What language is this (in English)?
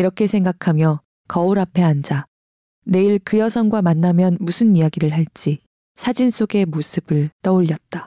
Korean